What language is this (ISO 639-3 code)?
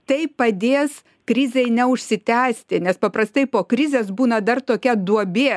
lit